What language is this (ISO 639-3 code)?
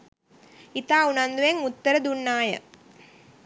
sin